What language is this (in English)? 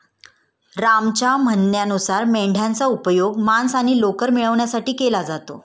Marathi